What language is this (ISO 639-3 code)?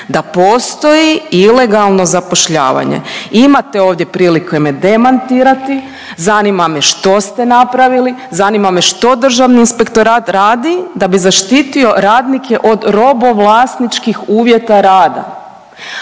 hrv